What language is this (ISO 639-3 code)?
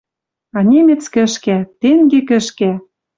mrj